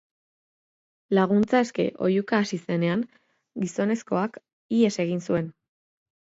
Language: Basque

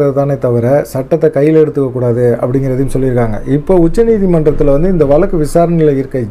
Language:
Thai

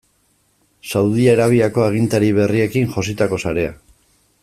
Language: Basque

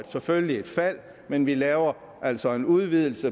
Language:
Danish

